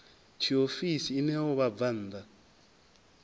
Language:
Venda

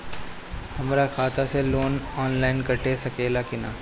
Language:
Bhojpuri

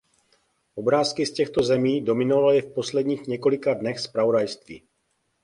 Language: Czech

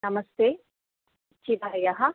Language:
Sanskrit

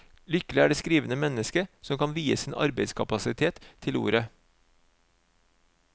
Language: Norwegian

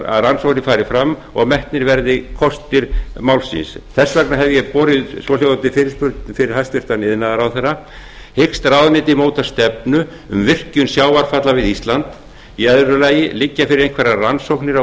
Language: Icelandic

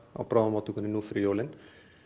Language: Icelandic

